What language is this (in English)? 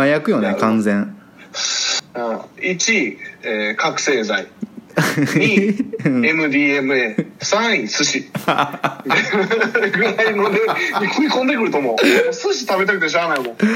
Japanese